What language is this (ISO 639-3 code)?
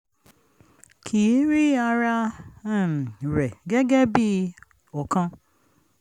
yor